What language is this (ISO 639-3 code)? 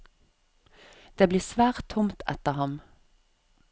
nor